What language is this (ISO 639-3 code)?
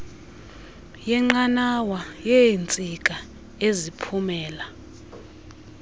xho